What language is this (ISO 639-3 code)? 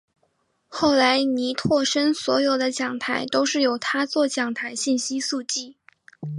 zho